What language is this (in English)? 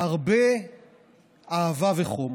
Hebrew